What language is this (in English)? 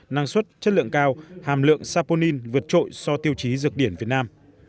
Vietnamese